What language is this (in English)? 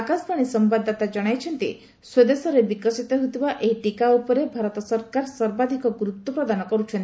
Odia